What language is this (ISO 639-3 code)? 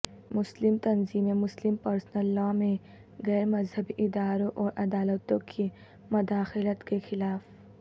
urd